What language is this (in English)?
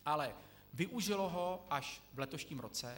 Czech